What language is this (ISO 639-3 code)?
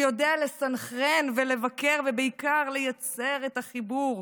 heb